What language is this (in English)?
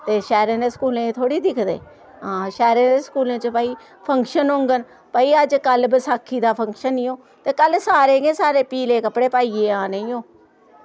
Dogri